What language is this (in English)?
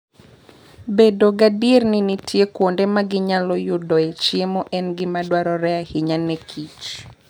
Luo (Kenya and Tanzania)